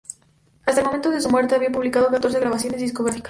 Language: Spanish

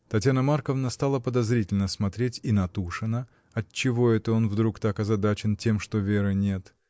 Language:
Russian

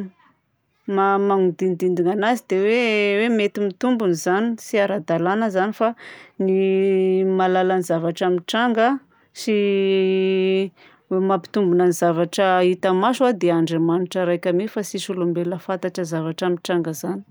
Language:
Southern Betsimisaraka Malagasy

